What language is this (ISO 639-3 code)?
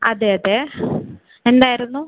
mal